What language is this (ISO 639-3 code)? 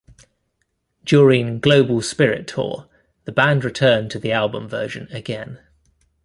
eng